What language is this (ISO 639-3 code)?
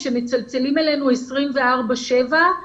heb